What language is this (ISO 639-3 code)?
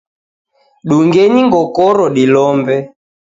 dav